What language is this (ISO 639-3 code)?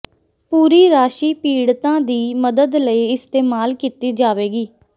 pan